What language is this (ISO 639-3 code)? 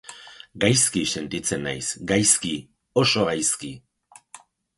eus